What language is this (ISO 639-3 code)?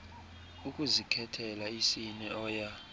xho